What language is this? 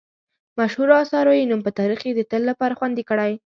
Pashto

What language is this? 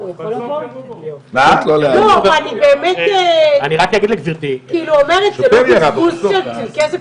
Hebrew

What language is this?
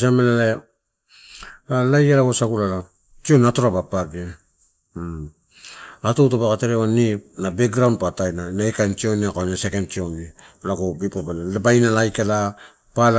Torau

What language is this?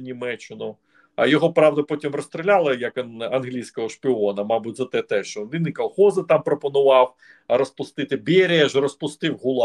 Ukrainian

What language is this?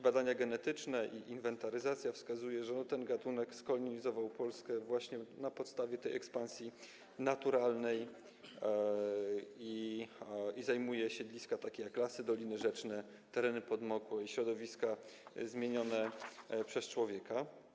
Polish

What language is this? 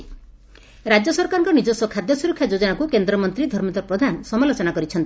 Odia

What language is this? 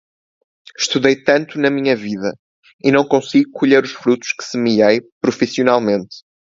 Portuguese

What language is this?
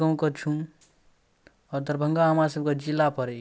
Maithili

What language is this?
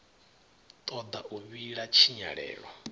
Venda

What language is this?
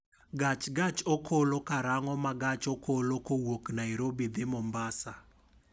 Luo (Kenya and Tanzania)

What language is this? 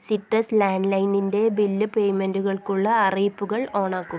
Malayalam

